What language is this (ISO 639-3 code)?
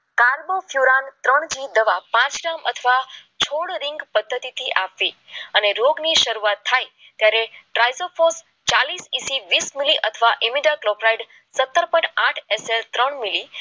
guj